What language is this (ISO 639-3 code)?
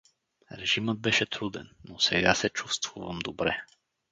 bul